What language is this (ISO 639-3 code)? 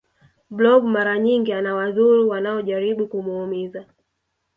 swa